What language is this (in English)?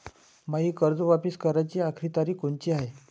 Marathi